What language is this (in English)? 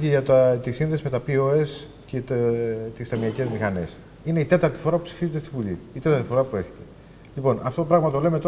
Greek